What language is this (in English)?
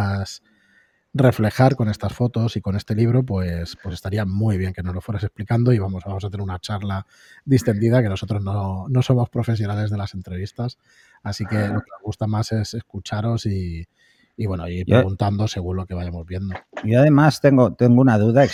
Spanish